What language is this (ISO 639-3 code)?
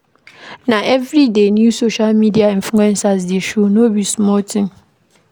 pcm